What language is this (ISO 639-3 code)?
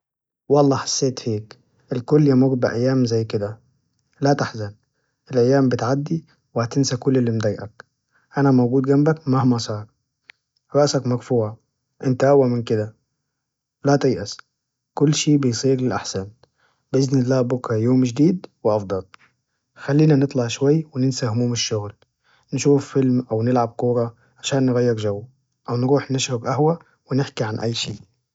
ars